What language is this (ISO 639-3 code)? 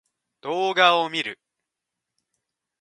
jpn